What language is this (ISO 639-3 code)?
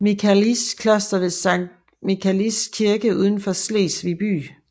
dan